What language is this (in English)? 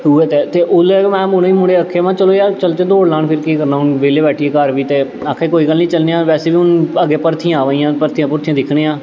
Dogri